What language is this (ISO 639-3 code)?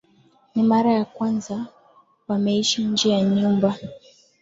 swa